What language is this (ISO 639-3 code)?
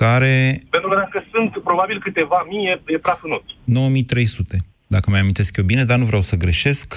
ron